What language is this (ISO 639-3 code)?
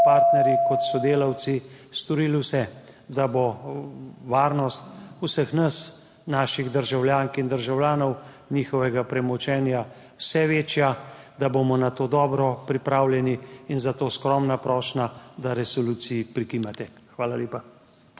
slv